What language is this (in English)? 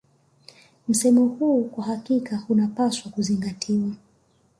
Swahili